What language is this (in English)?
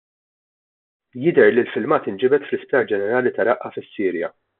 Maltese